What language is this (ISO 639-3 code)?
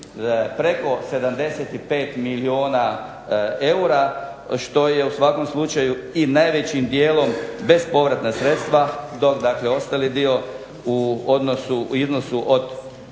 hrv